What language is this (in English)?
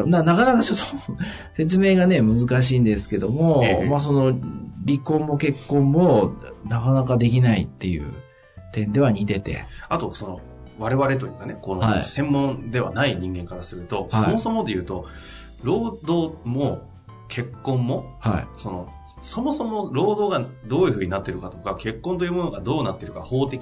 Japanese